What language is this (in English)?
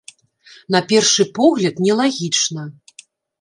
Belarusian